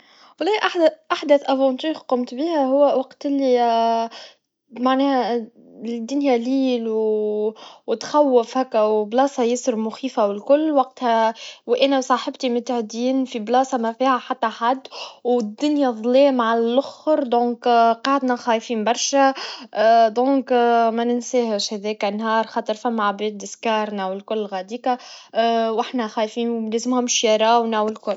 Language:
Tunisian Arabic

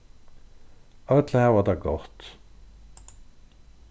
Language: Faroese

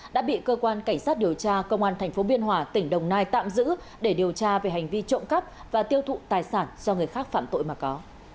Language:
Vietnamese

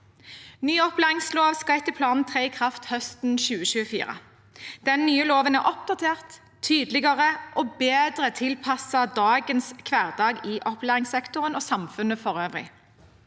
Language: Norwegian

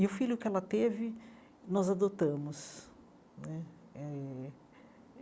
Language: Portuguese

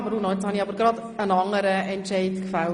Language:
Swiss German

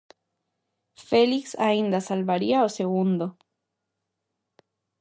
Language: Galician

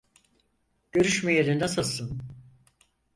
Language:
Turkish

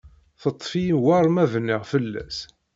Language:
Kabyle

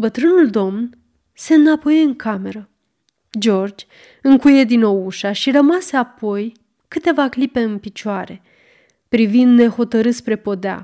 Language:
Romanian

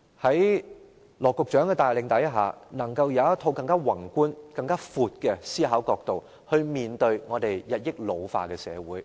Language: Cantonese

